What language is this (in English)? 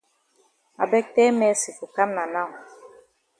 Cameroon Pidgin